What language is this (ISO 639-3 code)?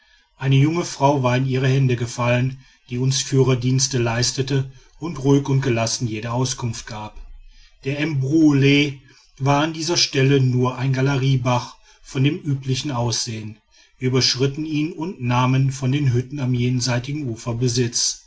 deu